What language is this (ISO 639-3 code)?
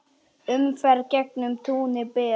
isl